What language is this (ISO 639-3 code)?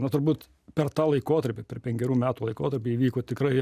lit